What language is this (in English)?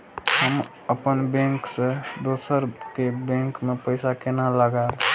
Maithili